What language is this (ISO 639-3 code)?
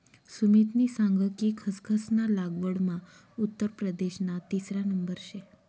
mar